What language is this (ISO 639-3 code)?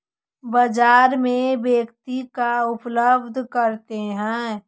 mag